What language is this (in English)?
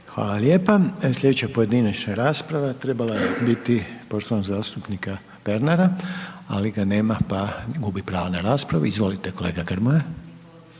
Croatian